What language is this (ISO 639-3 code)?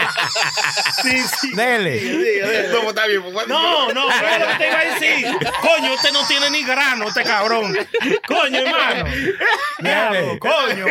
spa